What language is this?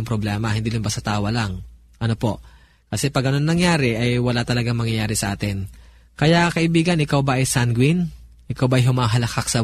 Filipino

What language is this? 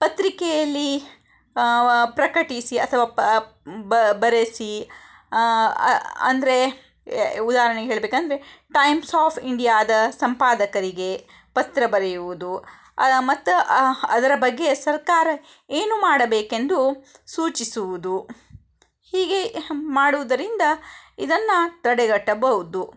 Kannada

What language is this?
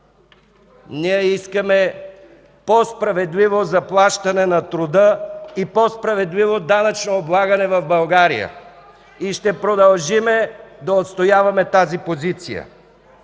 Bulgarian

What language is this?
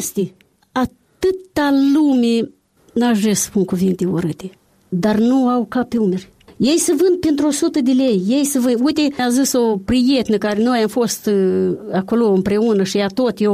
Romanian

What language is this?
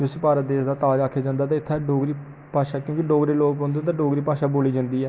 Dogri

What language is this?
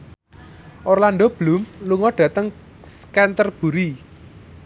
Javanese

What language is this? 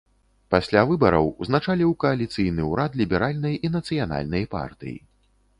Belarusian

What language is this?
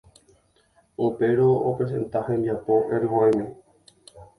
Guarani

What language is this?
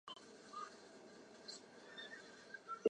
Chinese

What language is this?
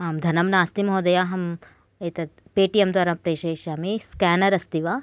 Sanskrit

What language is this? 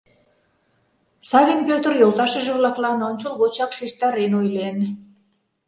Mari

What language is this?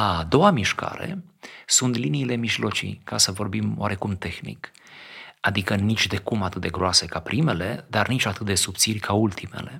Romanian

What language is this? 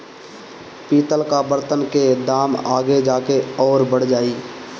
Bhojpuri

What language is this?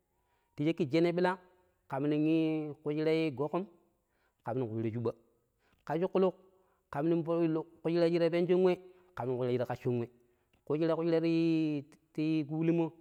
Pero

